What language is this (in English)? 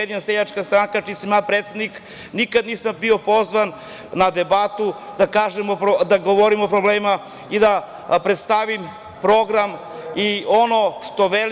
Serbian